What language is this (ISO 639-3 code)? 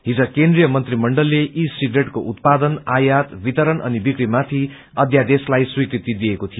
nep